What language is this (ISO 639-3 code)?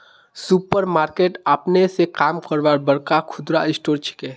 mag